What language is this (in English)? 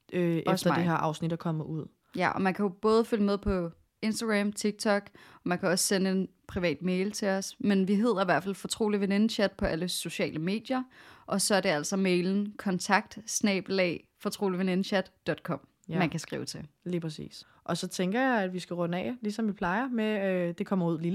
Danish